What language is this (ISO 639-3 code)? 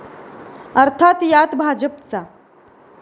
mar